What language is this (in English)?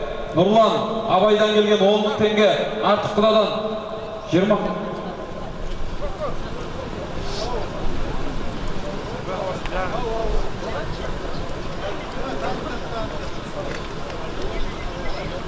Turkish